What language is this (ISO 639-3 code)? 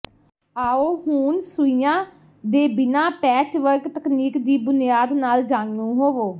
pan